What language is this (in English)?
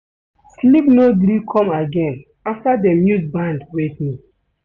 Nigerian Pidgin